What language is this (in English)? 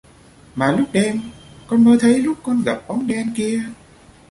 Vietnamese